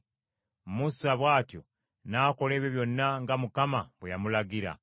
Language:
Ganda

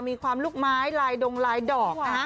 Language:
Thai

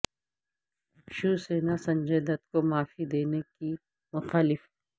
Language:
Urdu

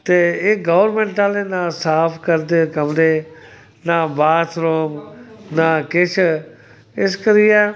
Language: Dogri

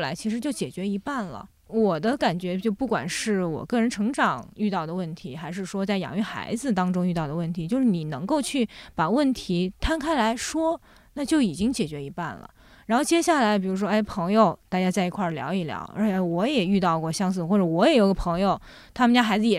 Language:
Chinese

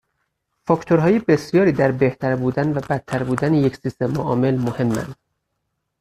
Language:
Persian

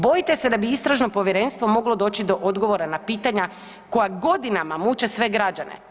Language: Croatian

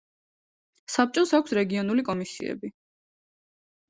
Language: Georgian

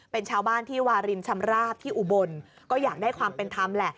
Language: Thai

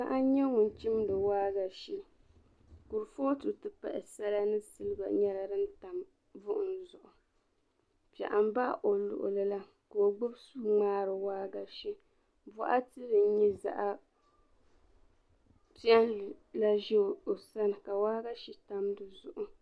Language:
Dagbani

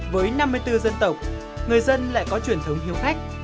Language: Vietnamese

